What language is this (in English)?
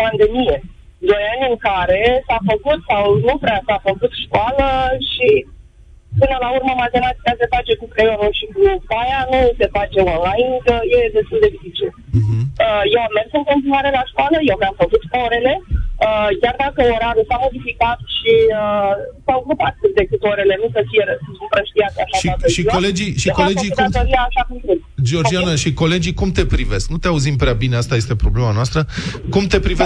Romanian